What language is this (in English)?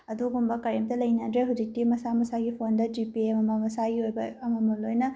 Manipuri